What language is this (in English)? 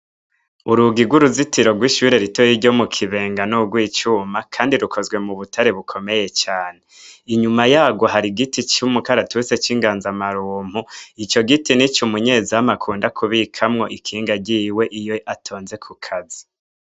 Rundi